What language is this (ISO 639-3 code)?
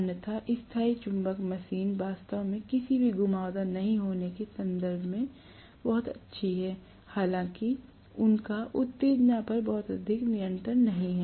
hin